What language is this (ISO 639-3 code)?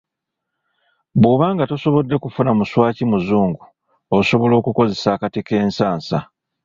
lug